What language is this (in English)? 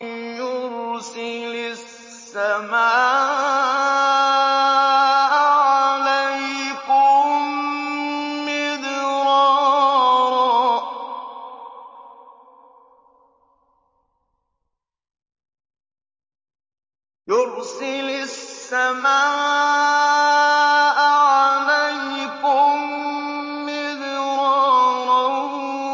Arabic